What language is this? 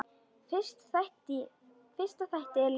Icelandic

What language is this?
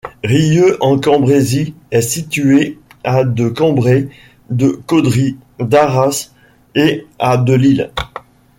French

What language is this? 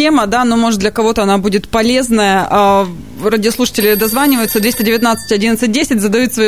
Russian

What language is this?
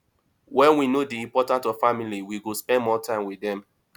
Nigerian Pidgin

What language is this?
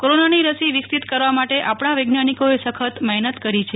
Gujarati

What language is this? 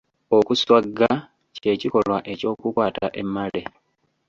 Ganda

